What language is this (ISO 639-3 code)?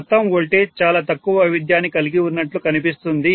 tel